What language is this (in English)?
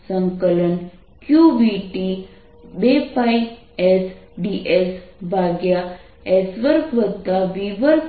Gujarati